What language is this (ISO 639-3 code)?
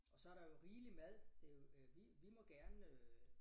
dan